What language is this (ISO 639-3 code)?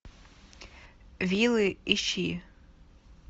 rus